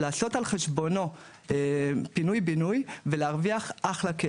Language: Hebrew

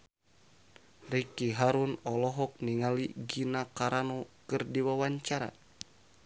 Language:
Sundanese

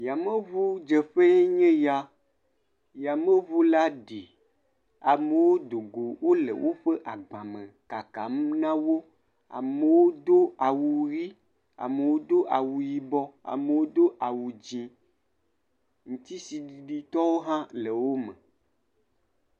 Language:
Ewe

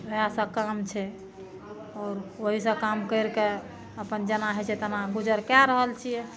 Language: Maithili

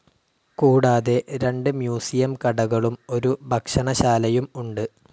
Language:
Malayalam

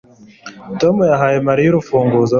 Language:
Kinyarwanda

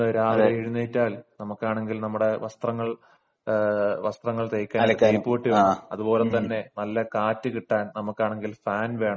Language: Malayalam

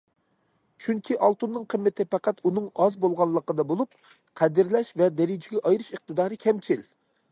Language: Uyghur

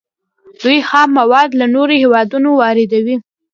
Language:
Pashto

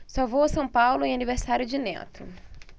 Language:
Portuguese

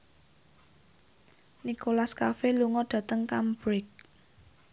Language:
Javanese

